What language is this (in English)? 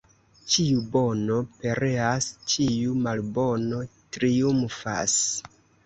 Esperanto